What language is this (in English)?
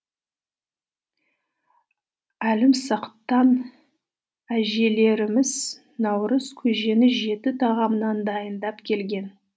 Kazakh